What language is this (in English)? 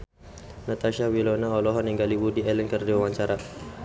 Sundanese